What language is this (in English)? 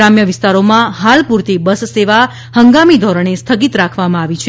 Gujarati